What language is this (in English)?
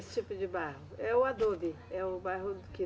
Portuguese